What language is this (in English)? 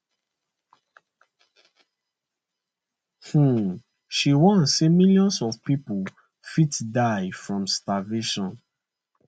Nigerian Pidgin